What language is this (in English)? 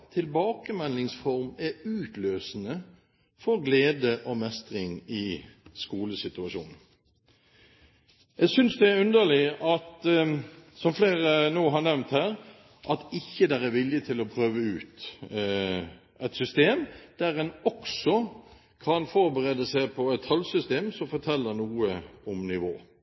Norwegian Bokmål